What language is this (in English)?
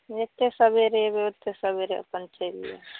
Maithili